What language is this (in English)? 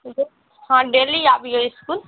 Maithili